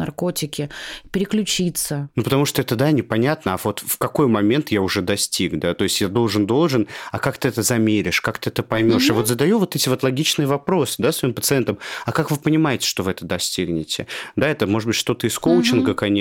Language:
Russian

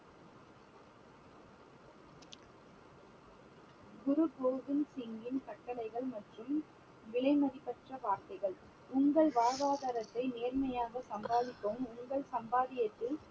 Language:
Tamil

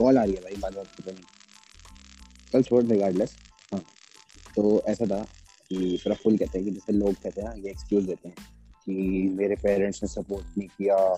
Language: Hindi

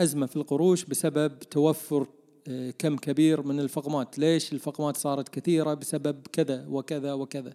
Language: Arabic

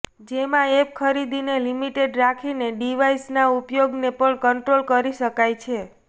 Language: Gujarati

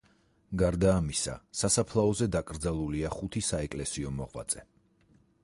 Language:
Georgian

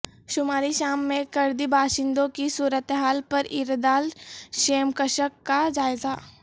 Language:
Urdu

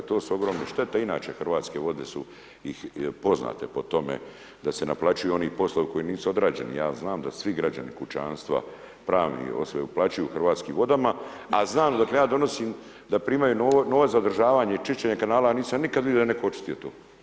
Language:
Croatian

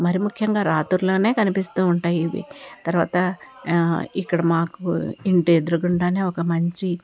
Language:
Telugu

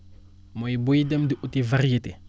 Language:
Wolof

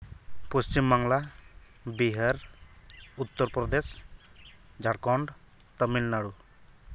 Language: Santali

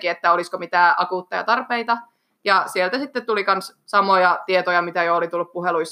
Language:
Finnish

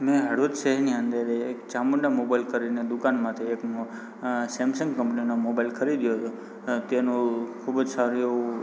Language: Gujarati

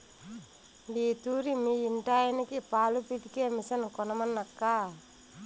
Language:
Telugu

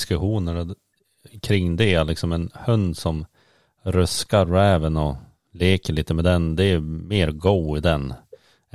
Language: Swedish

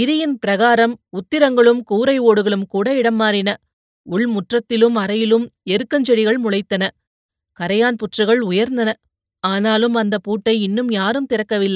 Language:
Tamil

